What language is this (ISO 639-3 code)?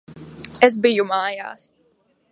lav